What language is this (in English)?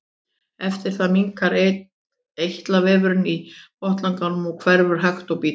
Icelandic